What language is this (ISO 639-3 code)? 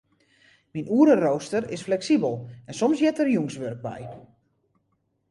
fry